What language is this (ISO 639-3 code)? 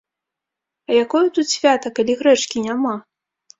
bel